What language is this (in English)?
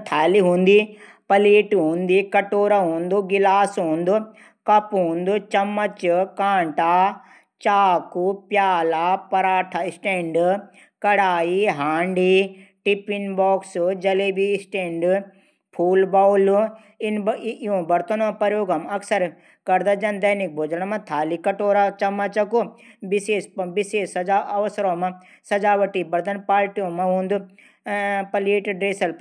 Garhwali